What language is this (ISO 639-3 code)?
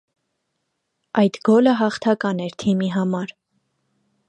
hye